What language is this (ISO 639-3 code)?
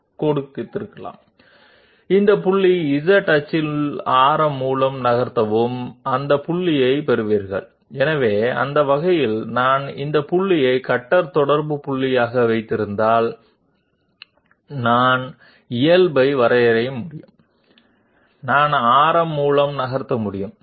tel